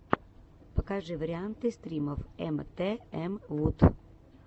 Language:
Russian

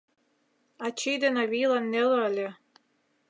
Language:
Mari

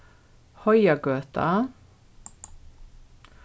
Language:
Faroese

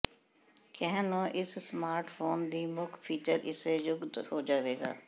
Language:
Punjabi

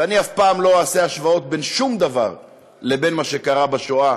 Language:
Hebrew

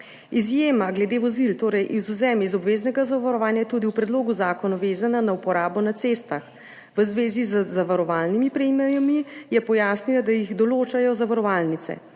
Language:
Slovenian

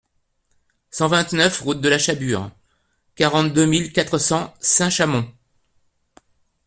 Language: French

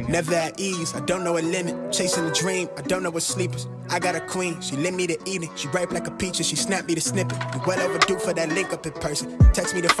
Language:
Hindi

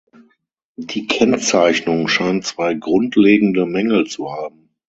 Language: German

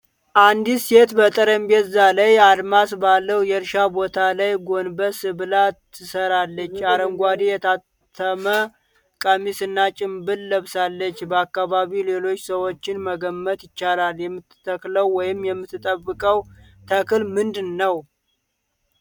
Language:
Amharic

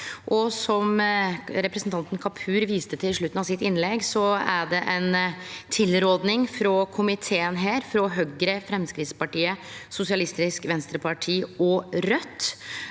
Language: Norwegian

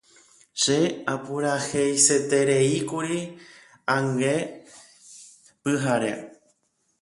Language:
Guarani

